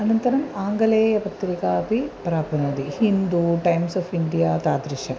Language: Sanskrit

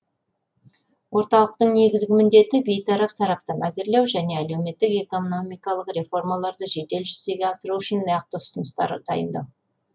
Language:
Kazakh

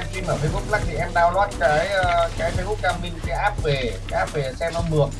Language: Vietnamese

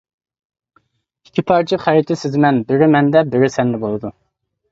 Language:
Uyghur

